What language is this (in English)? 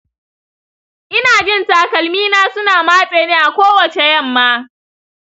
Hausa